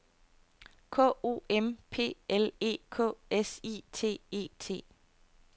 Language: Danish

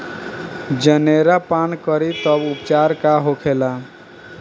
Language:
Bhojpuri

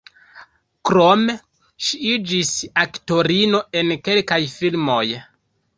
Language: Esperanto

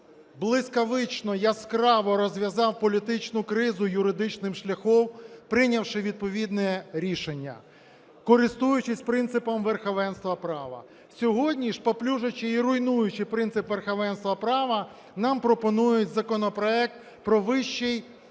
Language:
Ukrainian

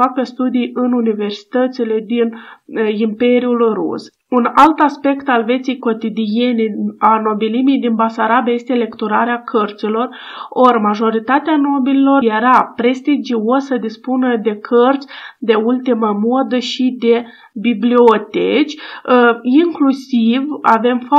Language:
Romanian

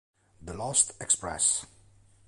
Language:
Italian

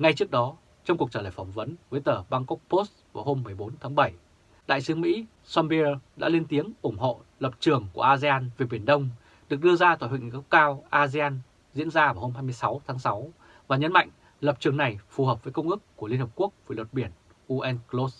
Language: Vietnamese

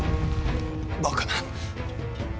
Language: Japanese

